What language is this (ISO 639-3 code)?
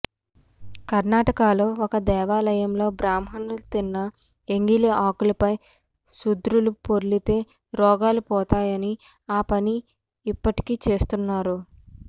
tel